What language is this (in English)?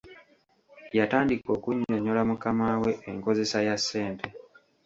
Ganda